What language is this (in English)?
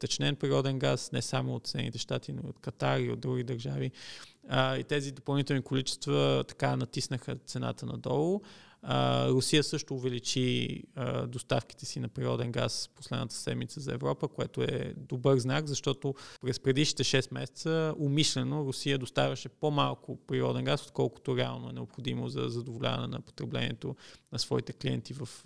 Bulgarian